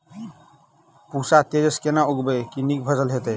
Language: Maithili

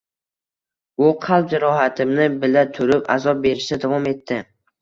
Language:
Uzbek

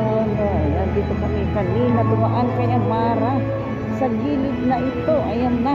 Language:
Filipino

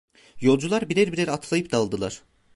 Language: Turkish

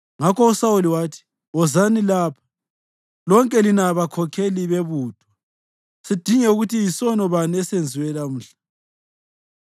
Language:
North Ndebele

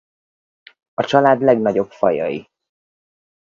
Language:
Hungarian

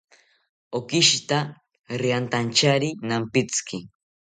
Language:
South Ucayali Ashéninka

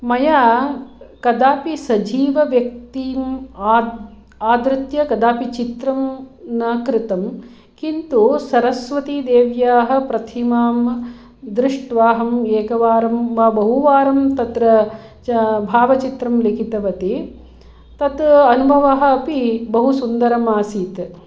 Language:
Sanskrit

